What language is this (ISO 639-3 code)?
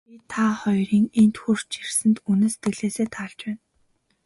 mon